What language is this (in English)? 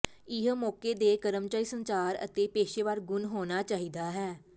Punjabi